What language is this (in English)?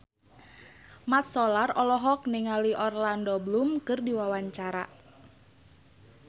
Sundanese